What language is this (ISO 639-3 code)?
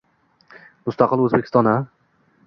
uzb